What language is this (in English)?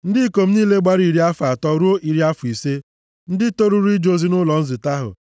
Igbo